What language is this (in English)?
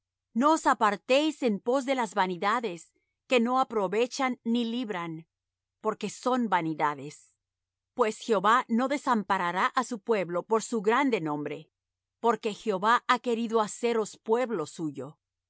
Spanish